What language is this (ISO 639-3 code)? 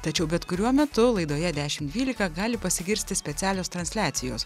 lit